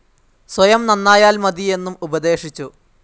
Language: Malayalam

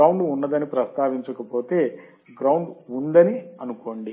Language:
Telugu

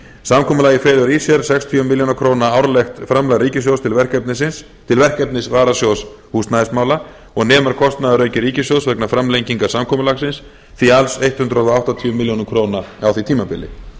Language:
Icelandic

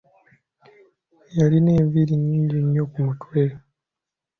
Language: Ganda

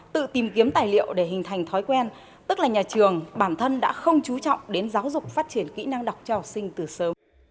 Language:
Vietnamese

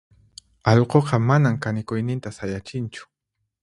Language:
Puno Quechua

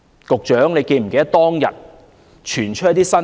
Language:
Cantonese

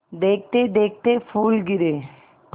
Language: Hindi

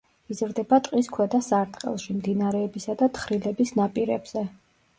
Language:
Georgian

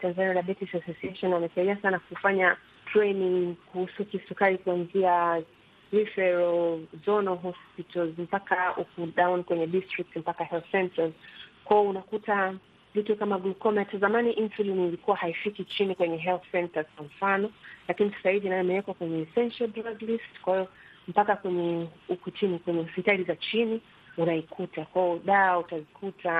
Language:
Swahili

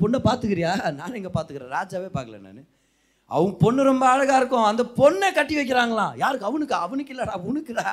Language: Tamil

